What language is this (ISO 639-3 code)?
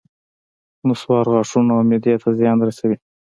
pus